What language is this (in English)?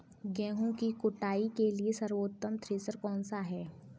Hindi